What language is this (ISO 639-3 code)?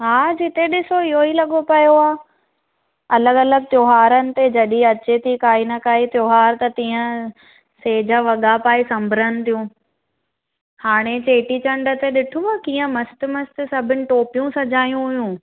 snd